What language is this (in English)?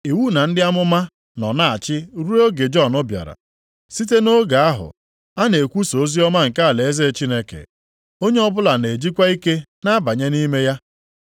Igbo